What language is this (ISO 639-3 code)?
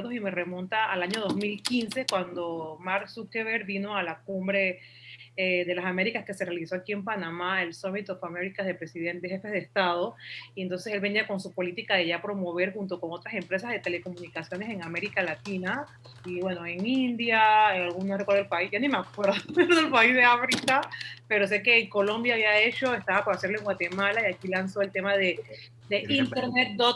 spa